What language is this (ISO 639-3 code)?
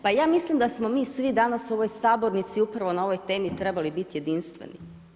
hrv